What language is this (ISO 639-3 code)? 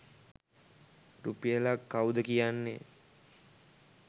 sin